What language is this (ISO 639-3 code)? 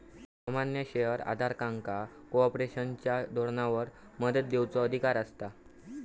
mar